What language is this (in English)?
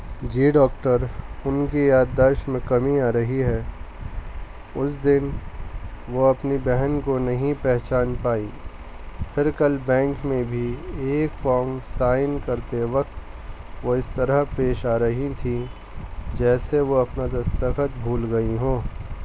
Urdu